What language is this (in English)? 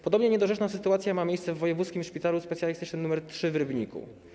Polish